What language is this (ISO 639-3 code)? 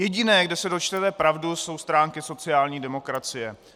ces